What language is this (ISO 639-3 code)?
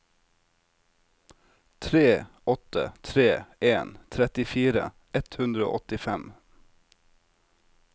nor